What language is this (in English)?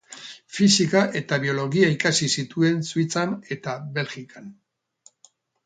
Basque